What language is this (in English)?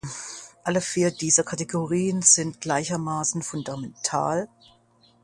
German